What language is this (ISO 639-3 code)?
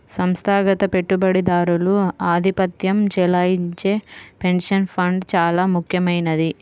tel